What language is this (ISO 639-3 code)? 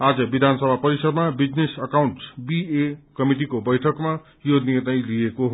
nep